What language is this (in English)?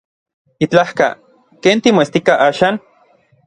Orizaba Nahuatl